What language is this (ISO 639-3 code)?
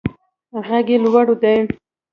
pus